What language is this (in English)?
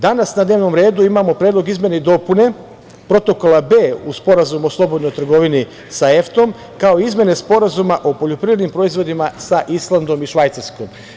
Serbian